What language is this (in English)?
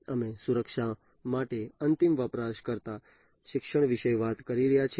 Gujarati